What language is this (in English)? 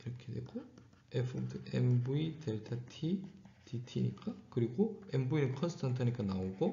Korean